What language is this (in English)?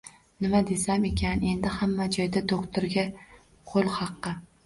Uzbek